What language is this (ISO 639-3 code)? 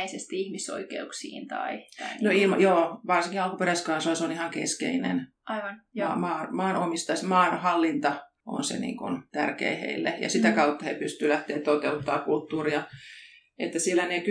fin